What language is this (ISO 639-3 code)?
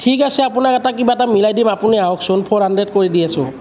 asm